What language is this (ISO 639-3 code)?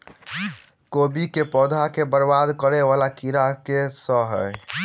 mai